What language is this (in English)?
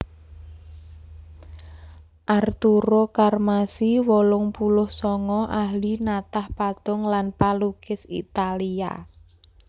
Javanese